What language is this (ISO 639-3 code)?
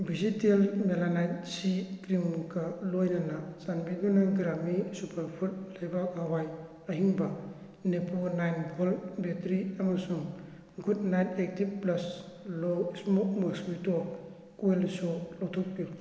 mni